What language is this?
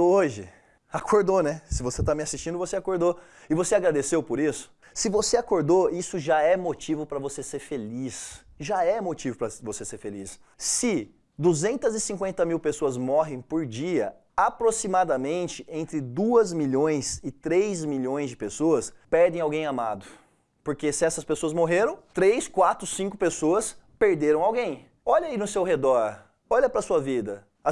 Portuguese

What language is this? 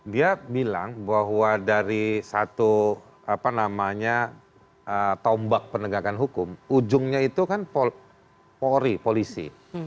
Indonesian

